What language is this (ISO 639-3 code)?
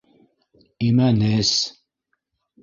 bak